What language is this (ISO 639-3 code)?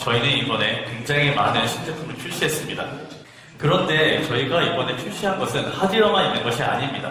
kor